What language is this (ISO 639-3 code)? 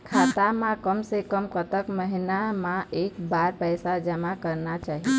hne